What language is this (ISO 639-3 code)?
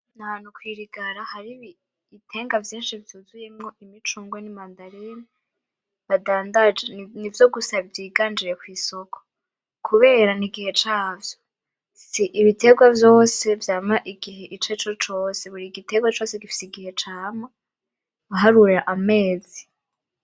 run